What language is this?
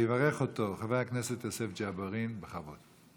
Hebrew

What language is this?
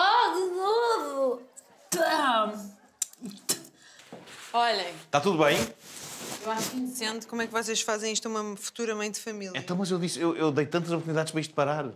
Portuguese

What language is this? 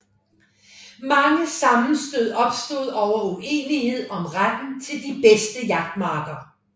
Danish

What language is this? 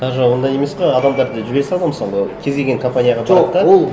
Kazakh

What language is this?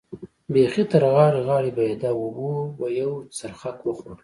Pashto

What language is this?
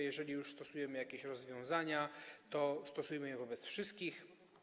Polish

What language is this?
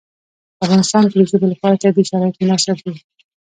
Pashto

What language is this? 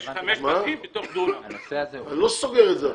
Hebrew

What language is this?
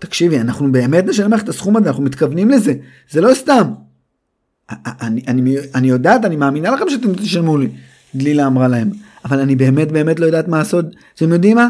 Hebrew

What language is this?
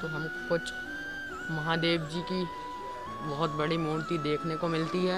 Hindi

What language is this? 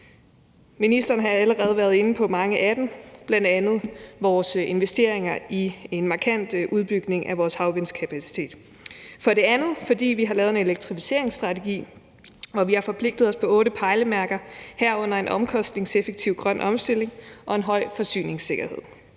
Danish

